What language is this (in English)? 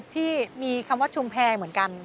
Thai